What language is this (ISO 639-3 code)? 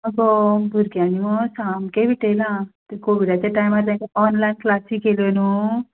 kok